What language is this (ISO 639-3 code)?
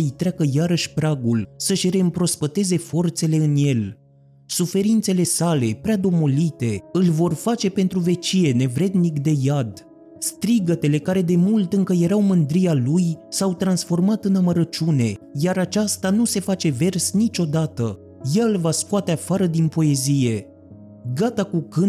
ron